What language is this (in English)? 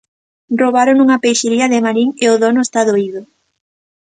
Galician